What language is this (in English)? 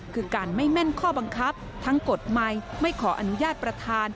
Thai